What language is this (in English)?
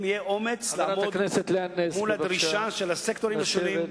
Hebrew